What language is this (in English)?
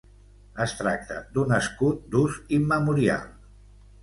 Catalan